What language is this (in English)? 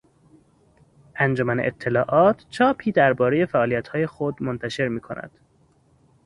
Persian